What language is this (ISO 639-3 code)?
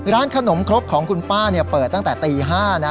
tha